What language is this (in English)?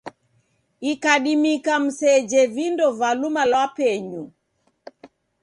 Taita